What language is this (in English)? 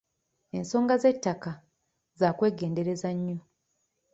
Ganda